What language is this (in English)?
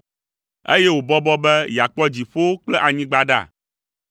Ewe